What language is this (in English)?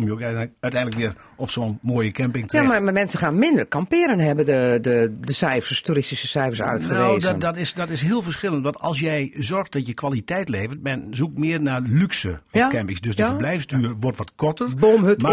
Dutch